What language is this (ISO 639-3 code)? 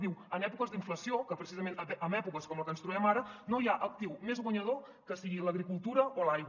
cat